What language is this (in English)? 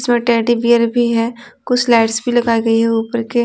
Hindi